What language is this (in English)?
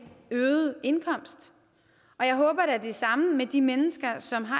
Danish